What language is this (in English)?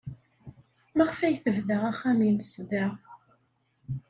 Kabyle